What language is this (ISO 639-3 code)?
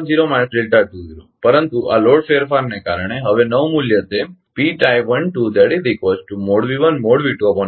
guj